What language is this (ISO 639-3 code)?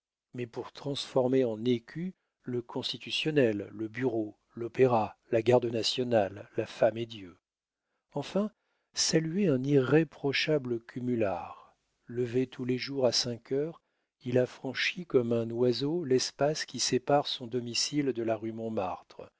fra